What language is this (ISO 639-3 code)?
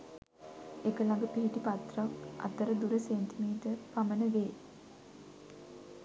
sin